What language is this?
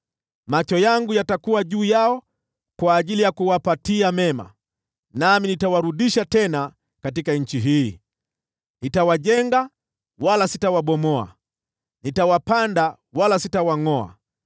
Swahili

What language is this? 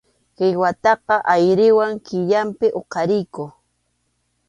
Arequipa-La Unión Quechua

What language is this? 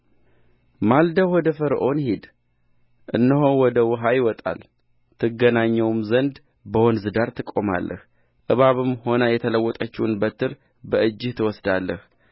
Amharic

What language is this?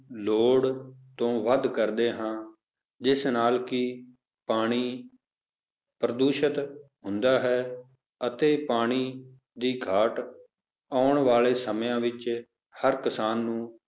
Punjabi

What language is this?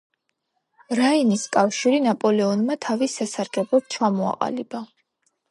Georgian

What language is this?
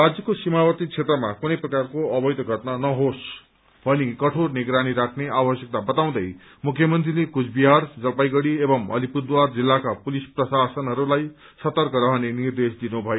Nepali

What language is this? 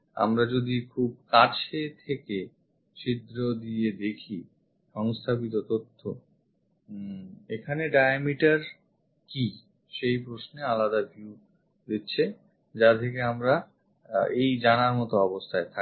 Bangla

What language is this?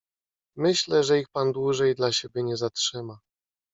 Polish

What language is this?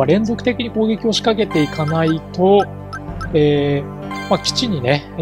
Japanese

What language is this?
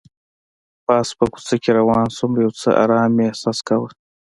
Pashto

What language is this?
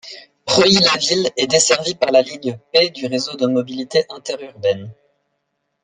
French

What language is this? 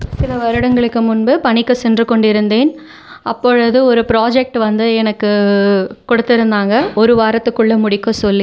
Tamil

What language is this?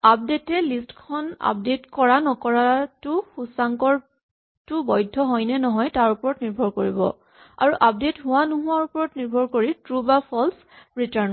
Assamese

